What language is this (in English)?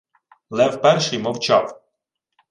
Ukrainian